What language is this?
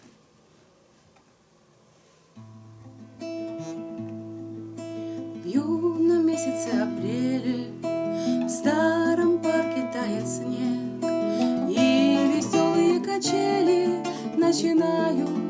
Korean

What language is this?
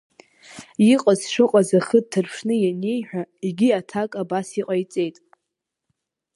Abkhazian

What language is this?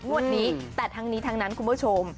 Thai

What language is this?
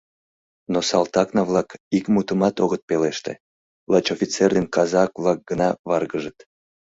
Mari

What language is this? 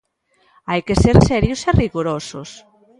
Galician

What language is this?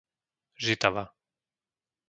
Slovak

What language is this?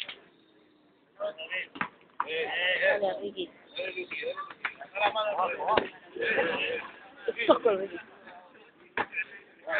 Spanish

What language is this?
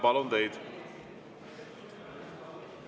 Estonian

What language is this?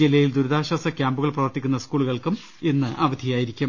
Malayalam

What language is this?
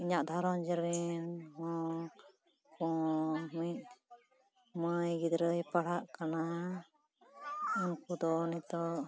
Santali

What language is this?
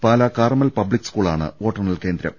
Malayalam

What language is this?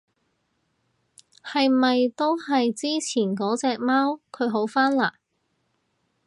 Cantonese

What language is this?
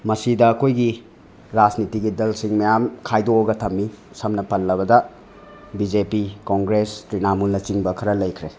Manipuri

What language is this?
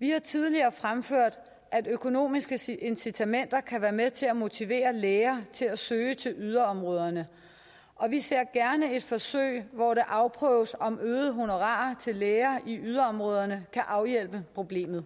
Danish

